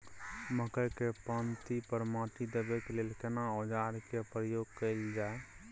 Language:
Maithili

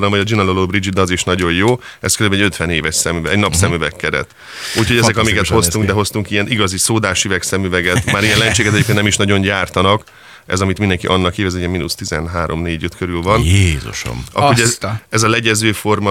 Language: Hungarian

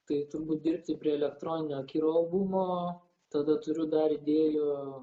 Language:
Lithuanian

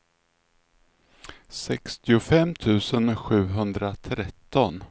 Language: Swedish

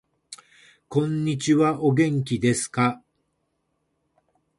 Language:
Japanese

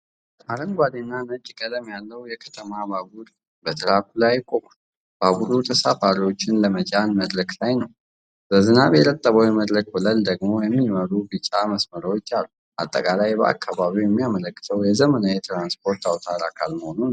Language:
Amharic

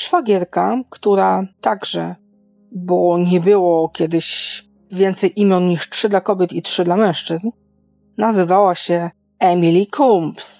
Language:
Polish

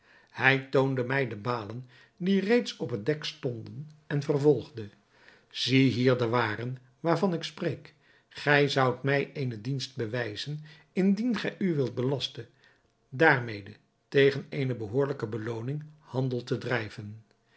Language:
Dutch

